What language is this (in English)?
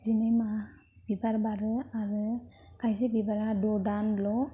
Bodo